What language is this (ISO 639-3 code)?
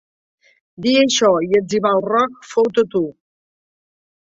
cat